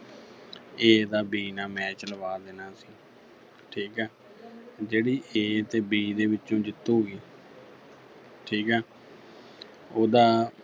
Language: Punjabi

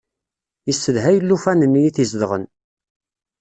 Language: Kabyle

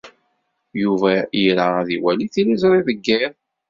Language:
Kabyle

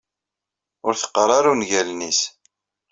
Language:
Kabyle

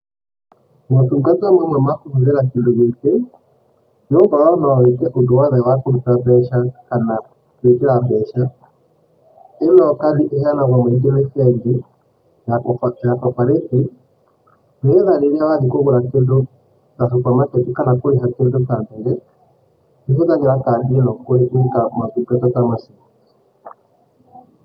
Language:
Kikuyu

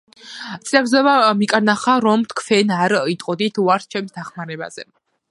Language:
Georgian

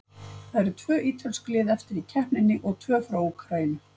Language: Icelandic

